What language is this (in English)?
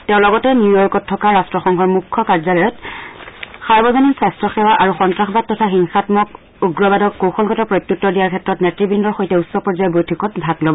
Assamese